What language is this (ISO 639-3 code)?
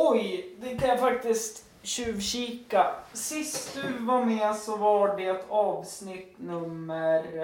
swe